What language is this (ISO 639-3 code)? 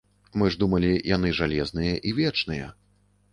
bel